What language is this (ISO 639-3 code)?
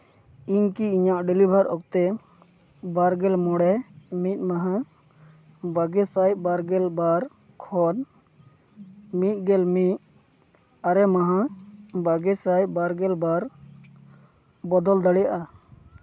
sat